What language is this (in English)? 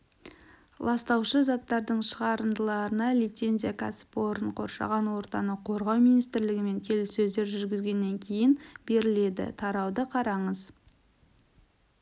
Kazakh